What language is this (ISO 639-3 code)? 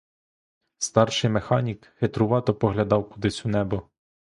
ukr